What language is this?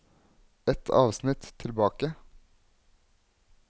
Norwegian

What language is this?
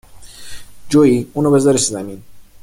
Persian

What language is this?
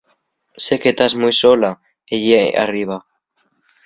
Asturian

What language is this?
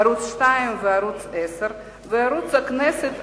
Hebrew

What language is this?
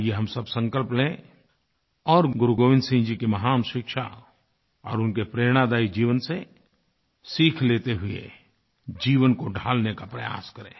Hindi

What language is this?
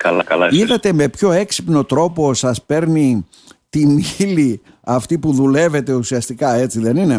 Greek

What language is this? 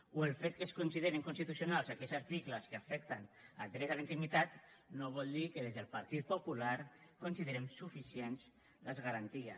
Catalan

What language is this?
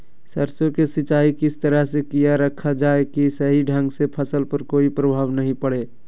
Magahi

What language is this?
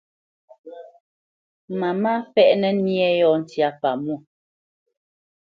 Bamenyam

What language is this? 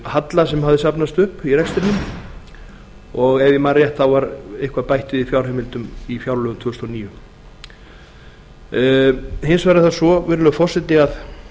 Icelandic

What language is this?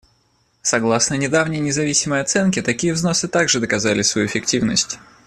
Russian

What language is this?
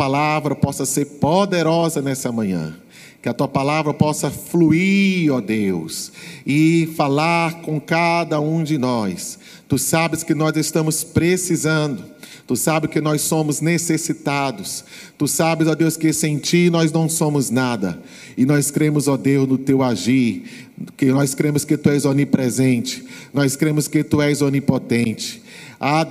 Portuguese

